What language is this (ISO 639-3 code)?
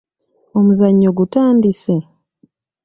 lug